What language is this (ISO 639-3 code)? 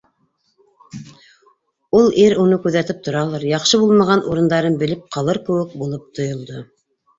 bak